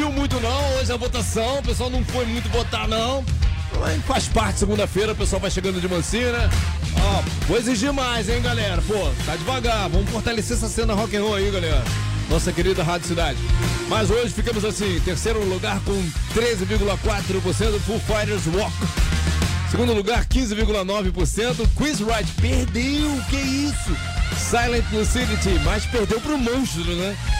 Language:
Portuguese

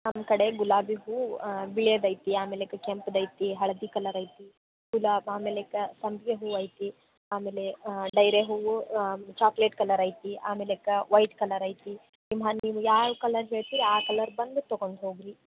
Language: Kannada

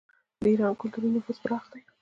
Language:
Pashto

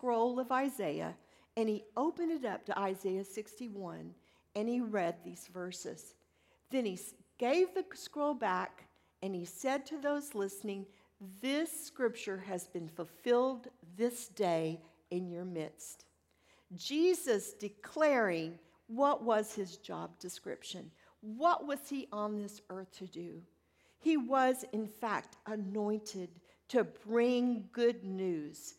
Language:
English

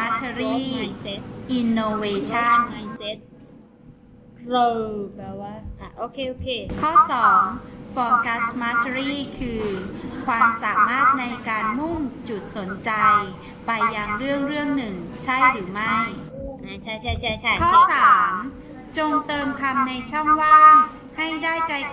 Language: Thai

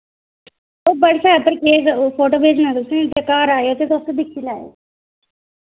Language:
Dogri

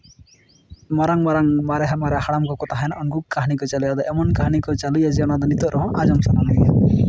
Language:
Santali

